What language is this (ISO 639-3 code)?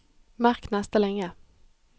nor